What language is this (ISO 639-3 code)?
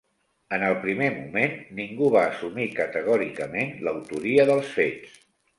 cat